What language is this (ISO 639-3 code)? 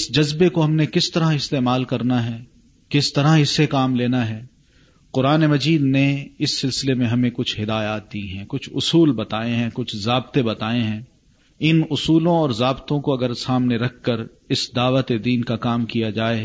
urd